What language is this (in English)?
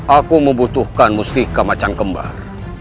Indonesian